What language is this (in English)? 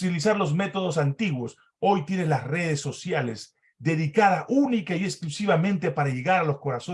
Spanish